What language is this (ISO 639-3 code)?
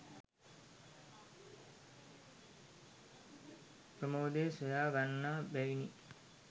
sin